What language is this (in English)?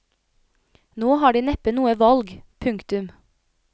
Norwegian